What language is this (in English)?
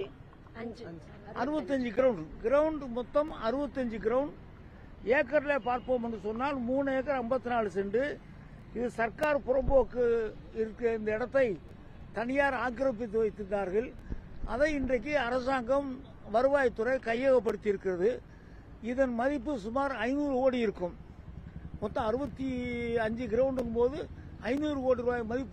Thai